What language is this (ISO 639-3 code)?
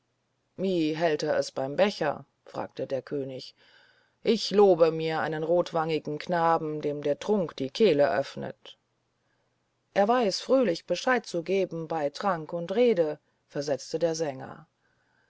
deu